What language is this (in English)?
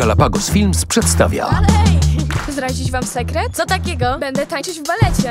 Polish